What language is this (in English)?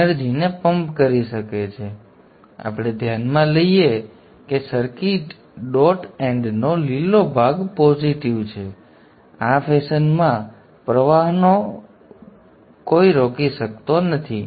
Gujarati